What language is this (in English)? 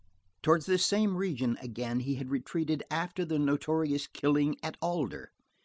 English